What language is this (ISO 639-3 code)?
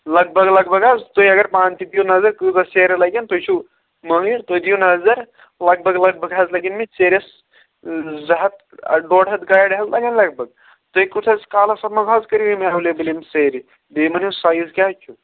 kas